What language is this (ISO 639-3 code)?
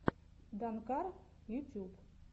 rus